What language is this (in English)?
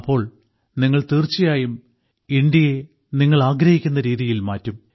Malayalam